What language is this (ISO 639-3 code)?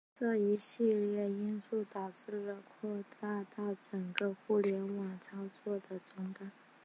zho